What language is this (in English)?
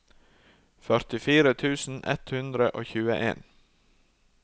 Norwegian